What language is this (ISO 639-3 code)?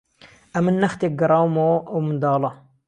ckb